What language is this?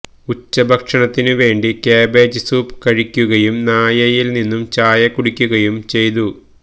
Malayalam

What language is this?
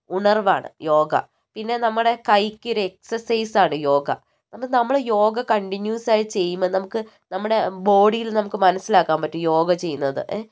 Malayalam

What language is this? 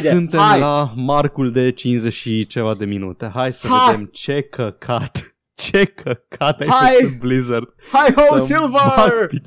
Romanian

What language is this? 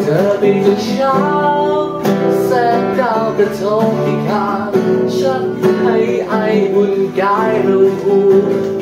Thai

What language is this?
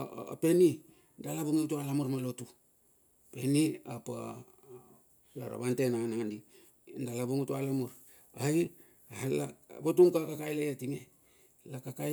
Bilur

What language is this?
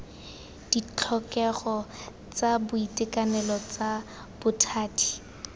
Tswana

